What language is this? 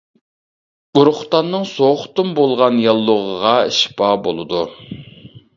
Uyghur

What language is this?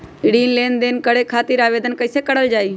Magahi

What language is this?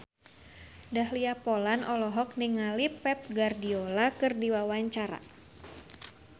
Sundanese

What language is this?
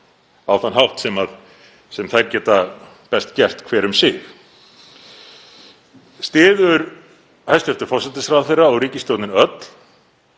Icelandic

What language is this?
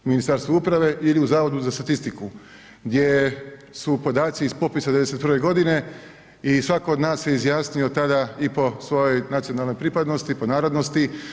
Croatian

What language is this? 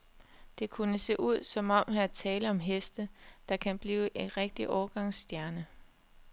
Danish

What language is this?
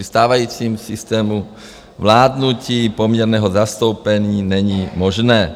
Czech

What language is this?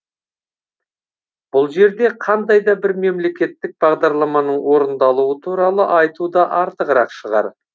Kazakh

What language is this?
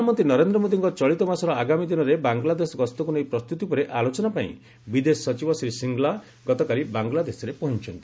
Odia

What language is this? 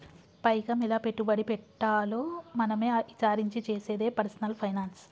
Telugu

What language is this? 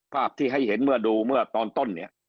Thai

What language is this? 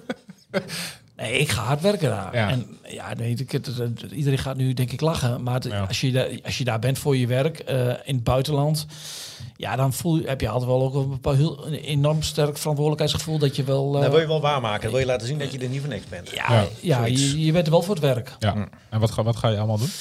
Dutch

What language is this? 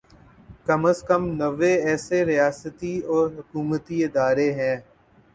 Urdu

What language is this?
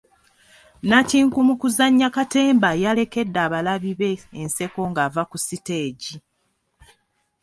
Ganda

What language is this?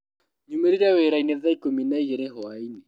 Kikuyu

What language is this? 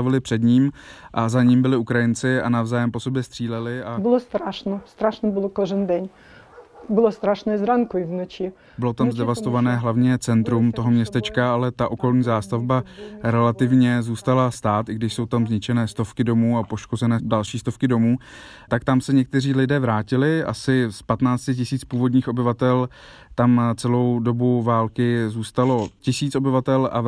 Czech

